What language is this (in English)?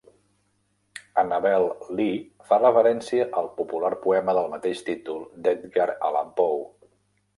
Catalan